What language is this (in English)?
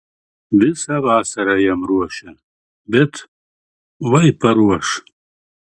Lithuanian